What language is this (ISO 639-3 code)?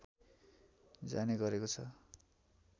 nep